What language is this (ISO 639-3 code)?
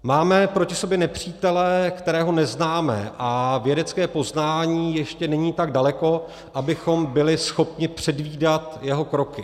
ces